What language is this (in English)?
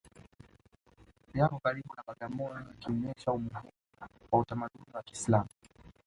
Swahili